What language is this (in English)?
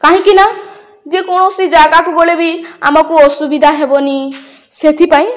Odia